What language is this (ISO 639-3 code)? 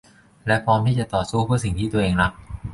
tha